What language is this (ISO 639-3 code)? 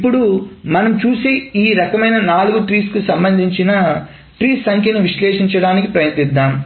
tel